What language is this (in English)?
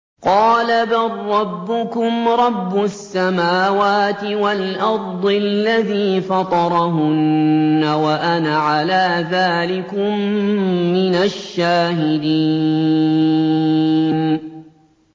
Arabic